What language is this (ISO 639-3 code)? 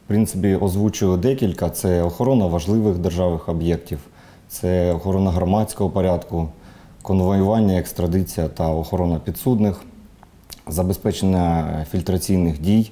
ukr